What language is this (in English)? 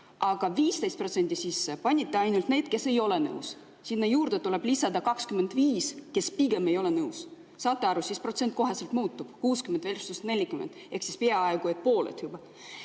Estonian